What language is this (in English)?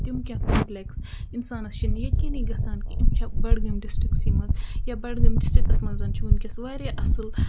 Kashmiri